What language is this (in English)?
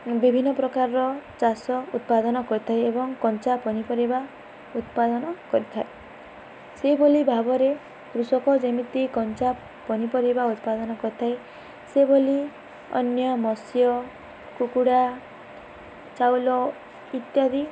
Odia